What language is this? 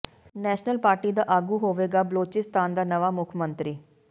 Punjabi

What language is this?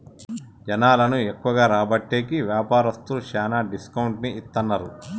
Telugu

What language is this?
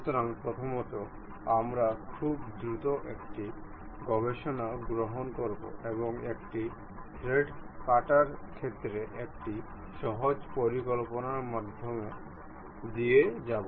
Bangla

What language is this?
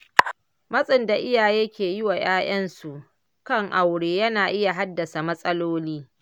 Hausa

